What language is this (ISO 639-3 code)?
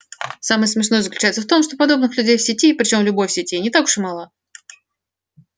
rus